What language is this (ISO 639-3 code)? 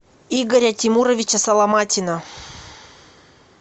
rus